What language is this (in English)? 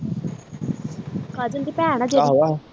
Punjabi